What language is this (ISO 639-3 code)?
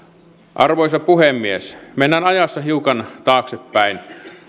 fin